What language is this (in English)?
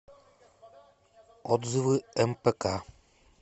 Russian